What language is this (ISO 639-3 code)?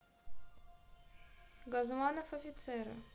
rus